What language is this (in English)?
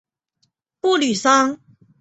Chinese